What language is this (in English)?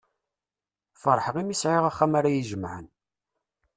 Kabyle